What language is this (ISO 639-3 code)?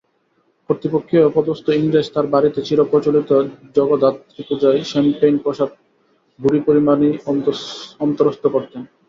ben